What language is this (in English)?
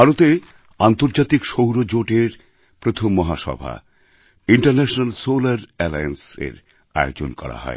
Bangla